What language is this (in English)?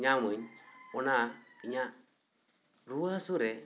Santali